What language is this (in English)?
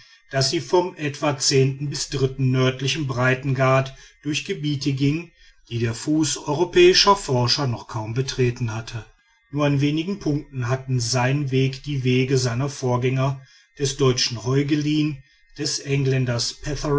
German